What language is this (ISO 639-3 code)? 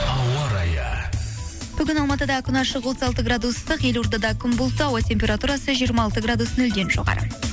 kaz